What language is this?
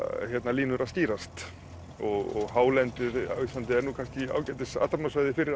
Icelandic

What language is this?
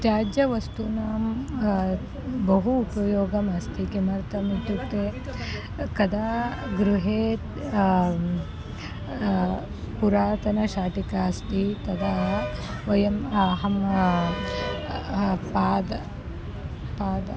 Sanskrit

